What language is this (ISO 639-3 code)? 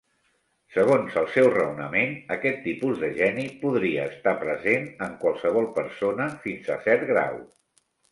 cat